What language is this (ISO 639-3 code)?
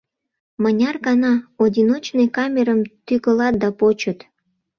chm